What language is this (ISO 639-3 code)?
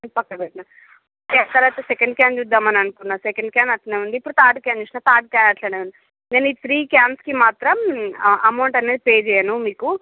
tel